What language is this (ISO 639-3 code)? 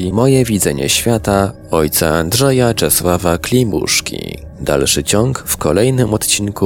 pol